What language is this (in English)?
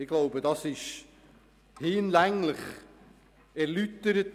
Swiss German